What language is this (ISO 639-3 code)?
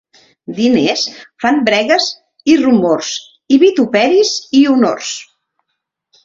cat